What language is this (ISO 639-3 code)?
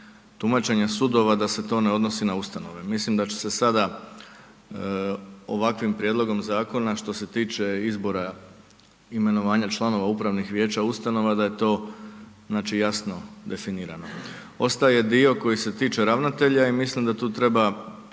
hrv